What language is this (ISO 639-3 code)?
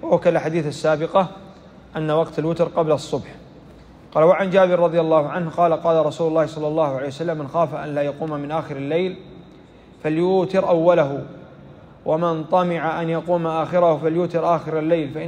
ara